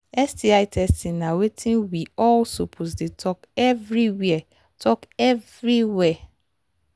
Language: Nigerian Pidgin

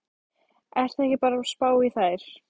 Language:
Icelandic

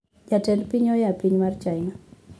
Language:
Luo (Kenya and Tanzania)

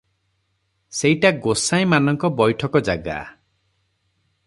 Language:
Odia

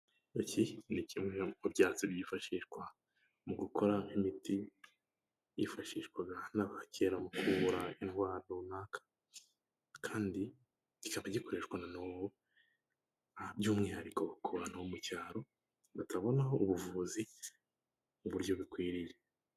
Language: Kinyarwanda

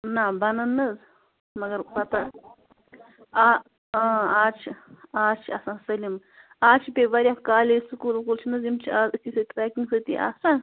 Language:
Kashmiri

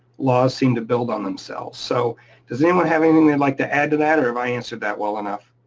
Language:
English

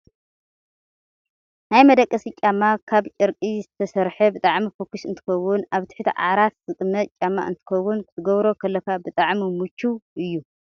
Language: Tigrinya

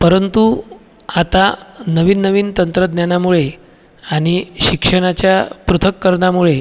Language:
Marathi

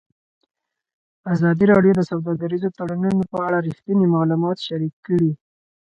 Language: Pashto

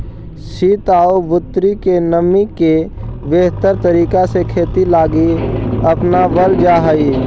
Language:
Magahi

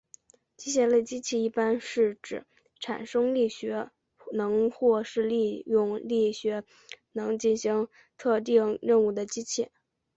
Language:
Chinese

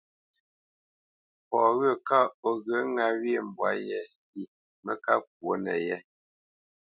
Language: Bamenyam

